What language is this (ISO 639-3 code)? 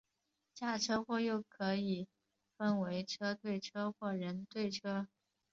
zho